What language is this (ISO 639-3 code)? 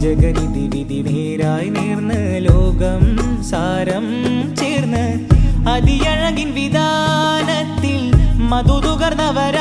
mal